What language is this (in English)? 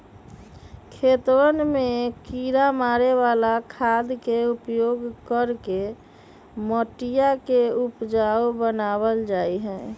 Magahi